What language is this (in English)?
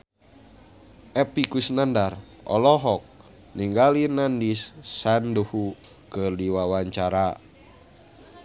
Sundanese